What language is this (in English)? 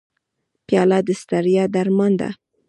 Pashto